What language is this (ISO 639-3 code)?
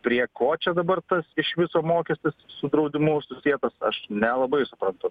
lit